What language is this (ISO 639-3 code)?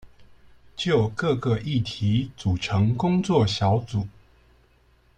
zho